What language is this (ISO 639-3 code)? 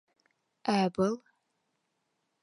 bak